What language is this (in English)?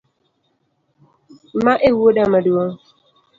Luo (Kenya and Tanzania)